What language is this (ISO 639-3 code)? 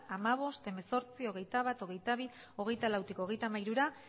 eus